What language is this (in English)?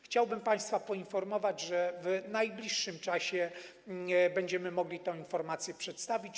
Polish